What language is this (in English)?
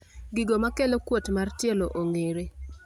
Luo (Kenya and Tanzania)